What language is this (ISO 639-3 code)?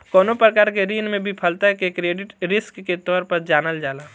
bho